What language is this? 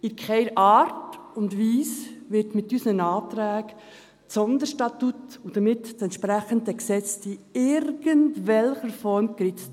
Swiss German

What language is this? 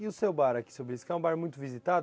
Portuguese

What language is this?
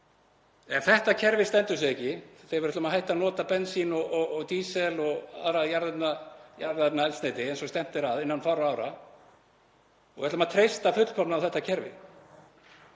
Icelandic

